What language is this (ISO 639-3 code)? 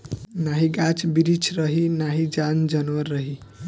bho